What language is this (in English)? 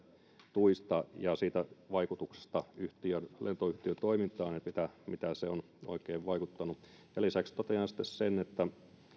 Finnish